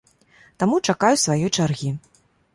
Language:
Belarusian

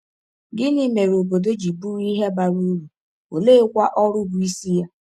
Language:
Igbo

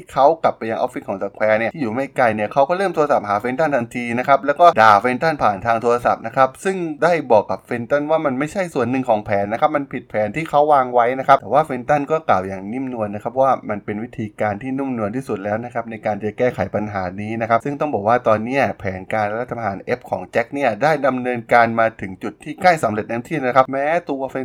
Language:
Thai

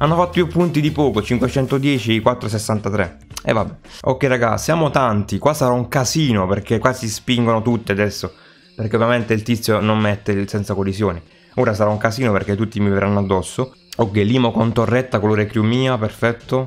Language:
Italian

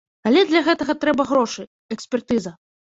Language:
Belarusian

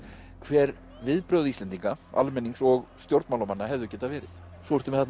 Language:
Icelandic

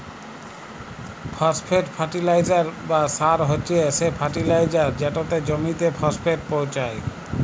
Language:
Bangla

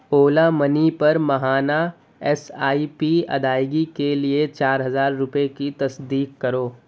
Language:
Urdu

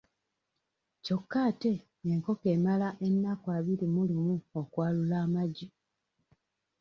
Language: Ganda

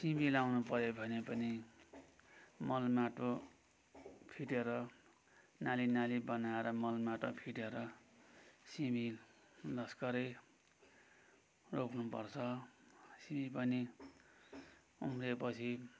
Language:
Nepali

